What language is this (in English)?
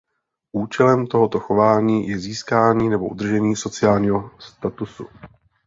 Czech